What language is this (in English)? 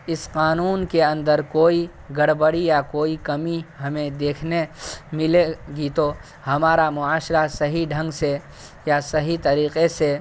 Urdu